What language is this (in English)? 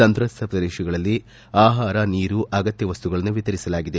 Kannada